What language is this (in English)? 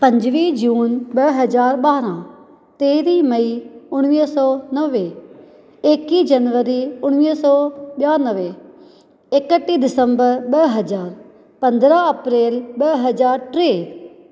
Sindhi